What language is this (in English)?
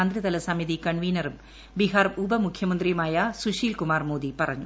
Malayalam